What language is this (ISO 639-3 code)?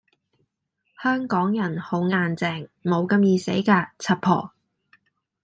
yue